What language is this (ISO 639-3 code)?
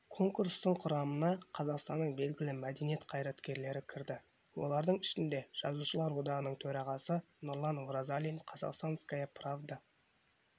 kaz